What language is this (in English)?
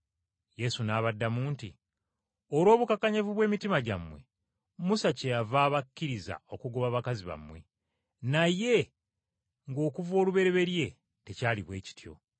Ganda